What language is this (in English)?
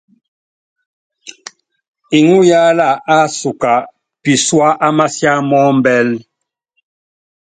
Yangben